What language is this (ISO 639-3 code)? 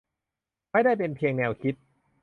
tha